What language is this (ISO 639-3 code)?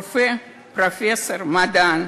heb